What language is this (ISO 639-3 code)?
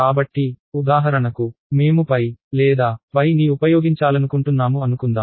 tel